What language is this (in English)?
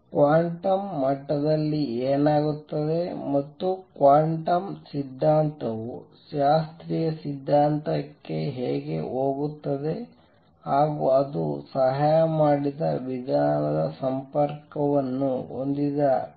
Kannada